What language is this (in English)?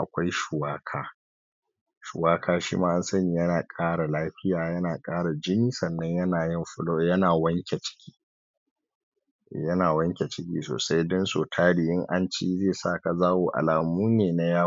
Hausa